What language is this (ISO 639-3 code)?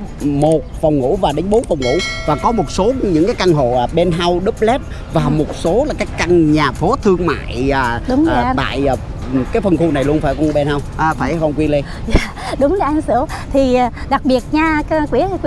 vie